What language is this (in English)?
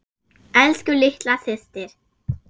Icelandic